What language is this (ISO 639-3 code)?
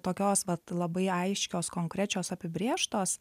lit